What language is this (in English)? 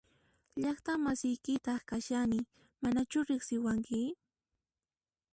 Puno Quechua